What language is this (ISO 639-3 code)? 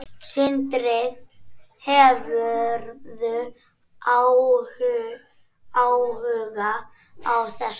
isl